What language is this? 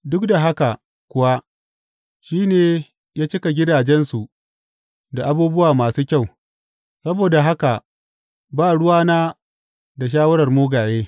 Hausa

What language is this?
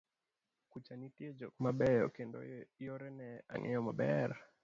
Luo (Kenya and Tanzania)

